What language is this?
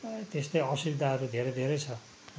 Nepali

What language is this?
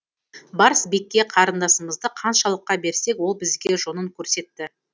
Kazakh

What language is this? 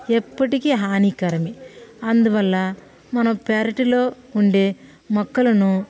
Telugu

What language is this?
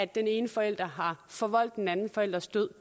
Danish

